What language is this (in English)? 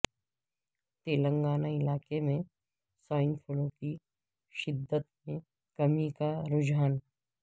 Urdu